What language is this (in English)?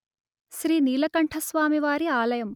Telugu